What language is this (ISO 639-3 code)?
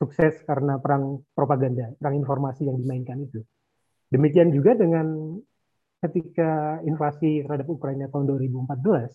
ind